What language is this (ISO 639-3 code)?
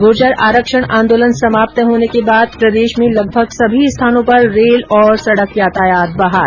hin